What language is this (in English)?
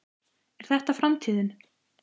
Icelandic